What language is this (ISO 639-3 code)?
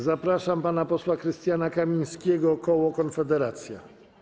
pol